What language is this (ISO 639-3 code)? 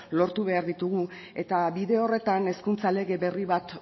eus